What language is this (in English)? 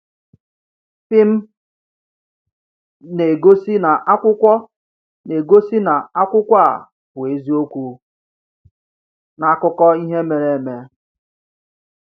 Igbo